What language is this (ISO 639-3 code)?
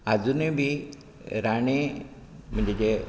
kok